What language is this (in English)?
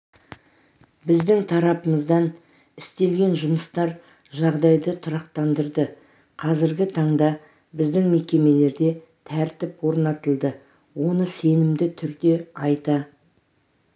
Kazakh